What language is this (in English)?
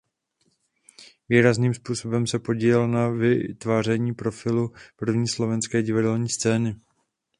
Czech